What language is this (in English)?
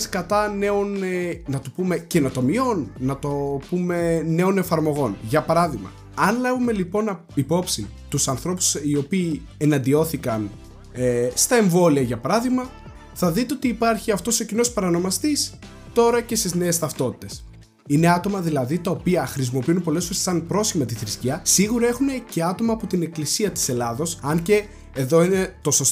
Greek